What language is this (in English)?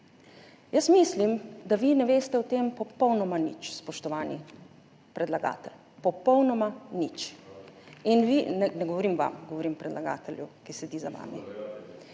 Slovenian